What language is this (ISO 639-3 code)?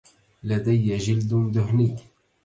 ara